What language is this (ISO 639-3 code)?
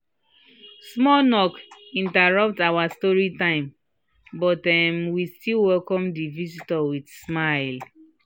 pcm